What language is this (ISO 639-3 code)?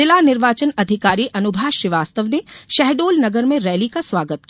hin